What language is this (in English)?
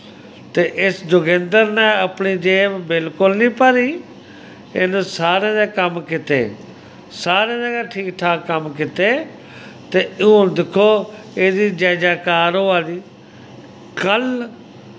Dogri